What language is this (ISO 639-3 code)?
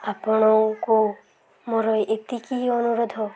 ori